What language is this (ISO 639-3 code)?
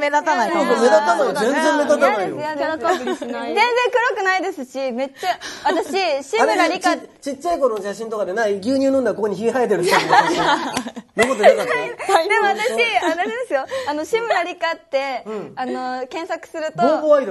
jpn